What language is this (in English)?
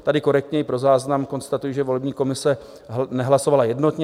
Czech